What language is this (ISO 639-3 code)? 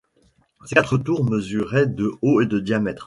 fra